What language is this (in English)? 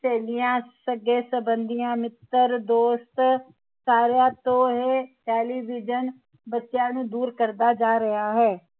Punjabi